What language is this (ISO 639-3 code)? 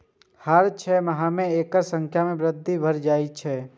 mai